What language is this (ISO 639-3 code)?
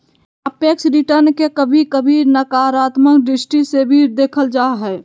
mag